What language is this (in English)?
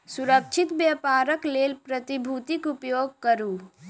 Maithili